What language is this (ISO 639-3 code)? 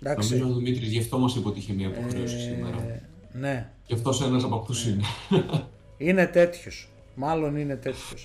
ell